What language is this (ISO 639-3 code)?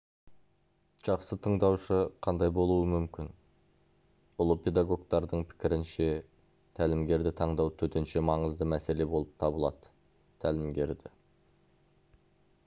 kaz